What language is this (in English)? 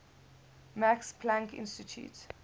English